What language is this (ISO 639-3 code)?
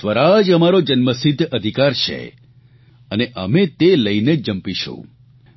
guj